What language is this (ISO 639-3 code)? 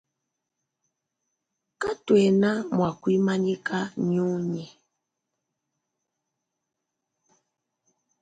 lua